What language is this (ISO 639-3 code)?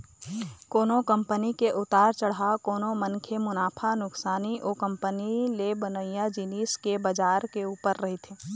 hne